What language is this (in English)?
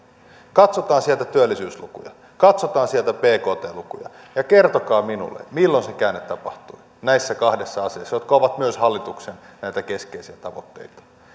Finnish